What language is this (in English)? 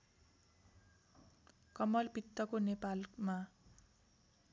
Nepali